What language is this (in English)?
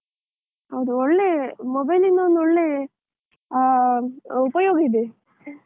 Kannada